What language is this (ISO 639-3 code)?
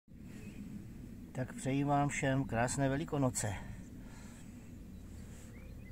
ces